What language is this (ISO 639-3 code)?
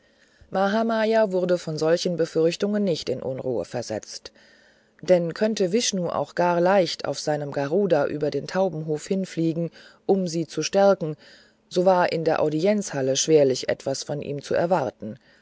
deu